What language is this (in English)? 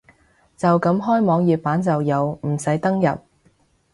Cantonese